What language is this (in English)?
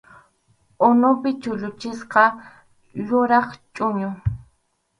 Arequipa-La Unión Quechua